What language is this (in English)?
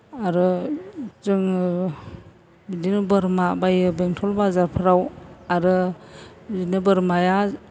Bodo